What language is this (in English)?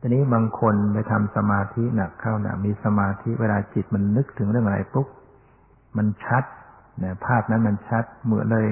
Thai